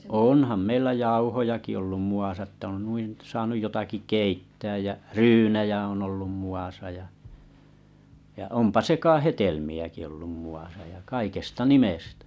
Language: Finnish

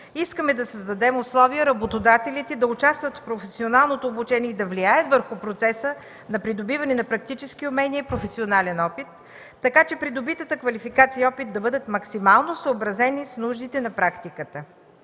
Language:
Bulgarian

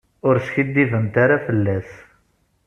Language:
Kabyle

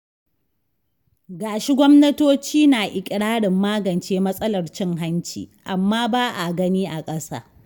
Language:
Hausa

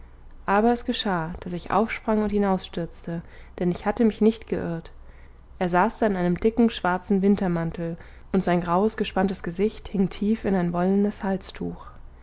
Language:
German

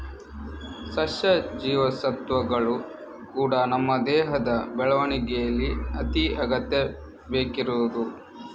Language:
Kannada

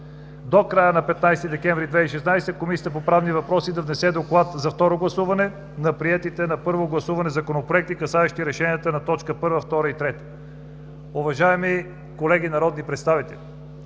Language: Bulgarian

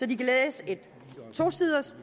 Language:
Danish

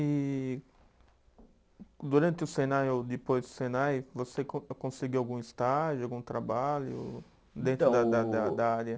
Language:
Portuguese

